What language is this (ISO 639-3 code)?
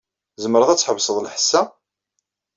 kab